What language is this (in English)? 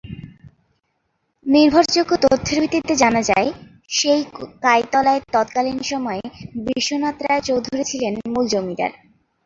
Bangla